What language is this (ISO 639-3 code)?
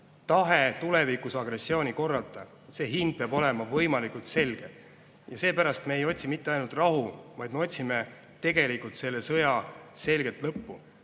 est